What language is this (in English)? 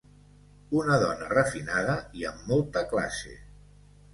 Catalan